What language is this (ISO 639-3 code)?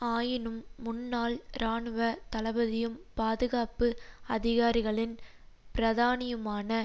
tam